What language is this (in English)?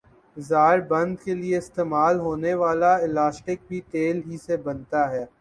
Urdu